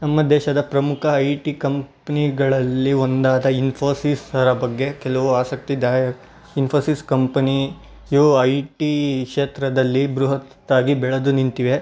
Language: Kannada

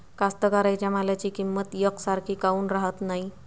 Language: Marathi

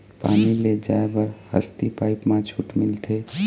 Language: Chhattisgarhi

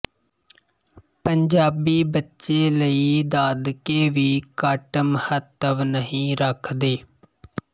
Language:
Punjabi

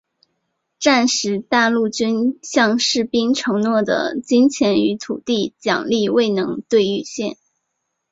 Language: Chinese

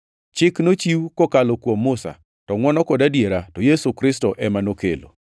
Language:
Luo (Kenya and Tanzania)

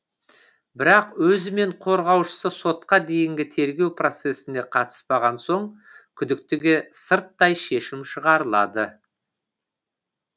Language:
Kazakh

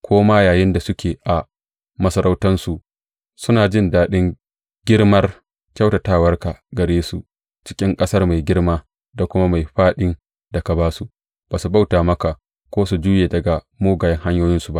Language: Hausa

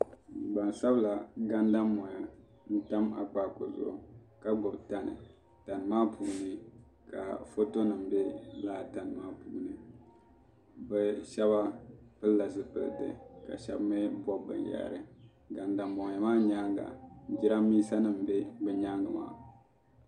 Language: Dagbani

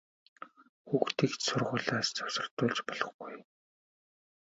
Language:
Mongolian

